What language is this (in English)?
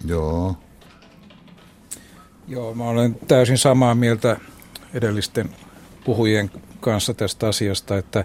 Finnish